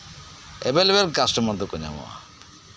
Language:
Santali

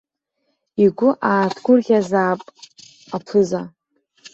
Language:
Abkhazian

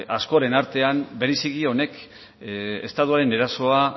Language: Basque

